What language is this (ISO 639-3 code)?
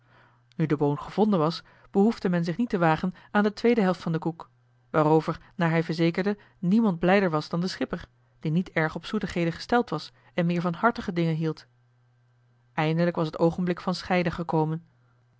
nld